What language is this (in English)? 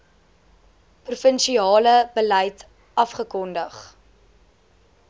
Afrikaans